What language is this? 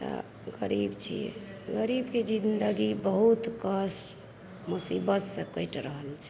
Maithili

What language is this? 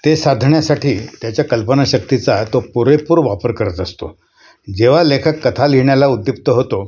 Marathi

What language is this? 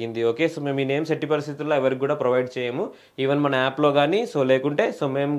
Telugu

